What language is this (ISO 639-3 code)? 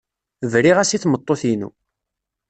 kab